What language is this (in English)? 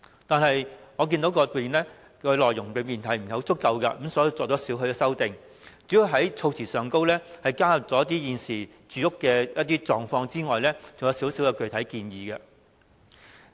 Cantonese